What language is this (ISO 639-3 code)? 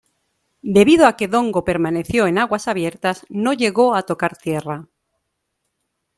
spa